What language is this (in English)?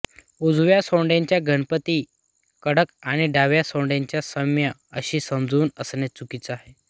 Marathi